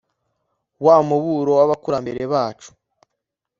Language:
Kinyarwanda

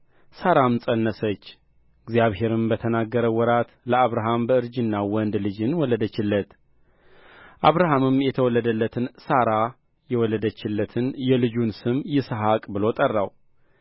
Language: Amharic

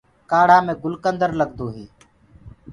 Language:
Gurgula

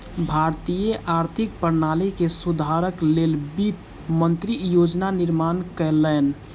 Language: Maithili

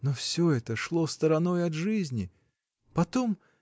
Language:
Russian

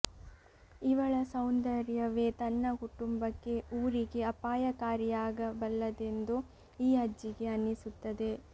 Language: Kannada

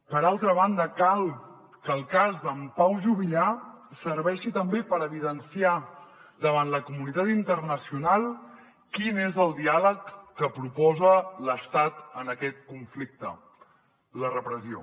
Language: Catalan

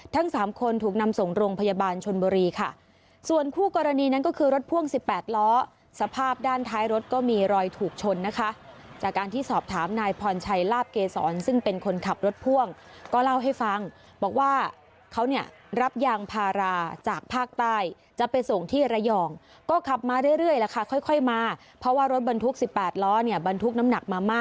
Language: Thai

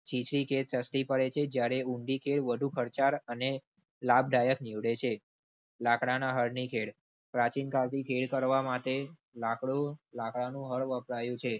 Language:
Gujarati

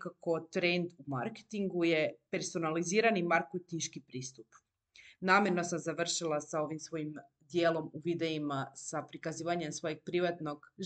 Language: Croatian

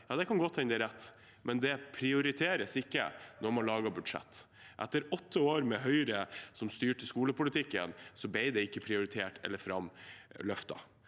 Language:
Norwegian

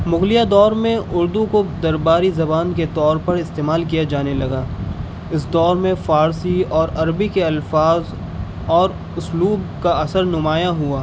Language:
Urdu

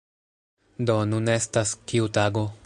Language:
Esperanto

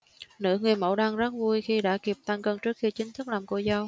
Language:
Vietnamese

